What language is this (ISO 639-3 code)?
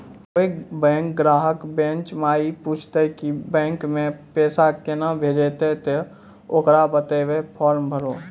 mai